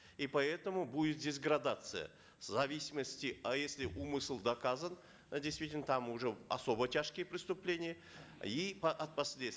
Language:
Kazakh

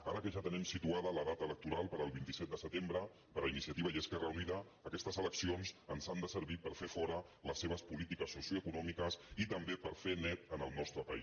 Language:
Catalan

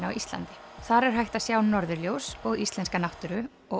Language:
Icelandic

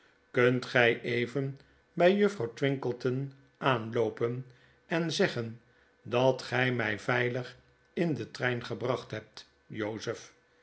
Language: Dutch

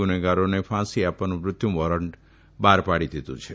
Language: Gujarati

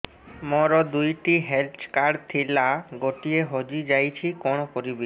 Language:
Odia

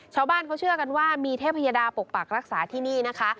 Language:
Thai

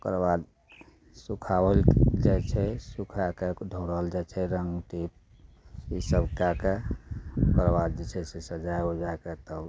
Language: Maithili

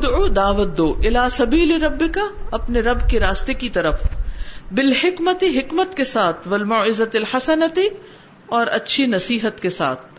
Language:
Urdu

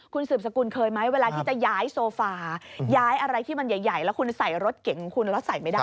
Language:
Thai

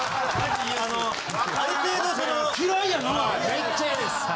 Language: Japanese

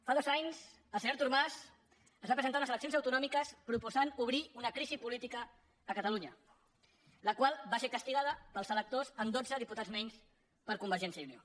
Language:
Catalan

